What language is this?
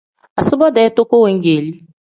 Tem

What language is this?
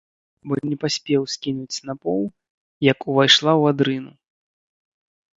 Belarusian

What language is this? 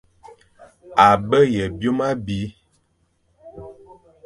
Fang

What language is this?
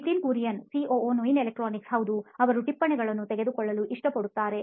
Kannada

